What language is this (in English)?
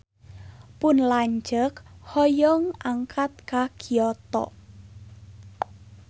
Sundanese